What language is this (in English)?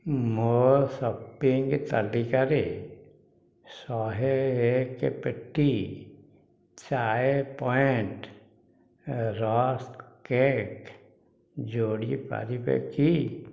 Odia